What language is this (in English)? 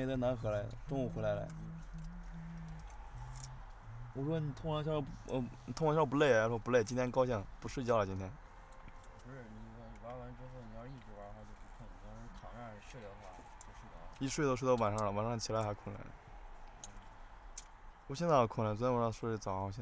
Chinese